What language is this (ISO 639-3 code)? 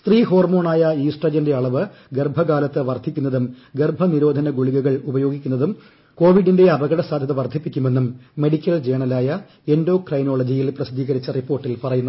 mal